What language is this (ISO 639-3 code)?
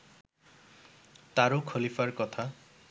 ben